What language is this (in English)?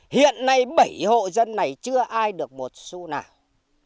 Vietnamese